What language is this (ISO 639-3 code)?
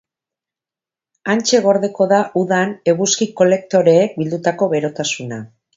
eus